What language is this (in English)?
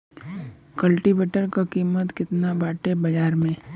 Bhojpuri